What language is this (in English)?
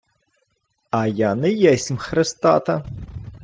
Ukrainian